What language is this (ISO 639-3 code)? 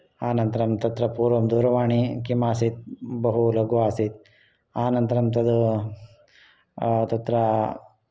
san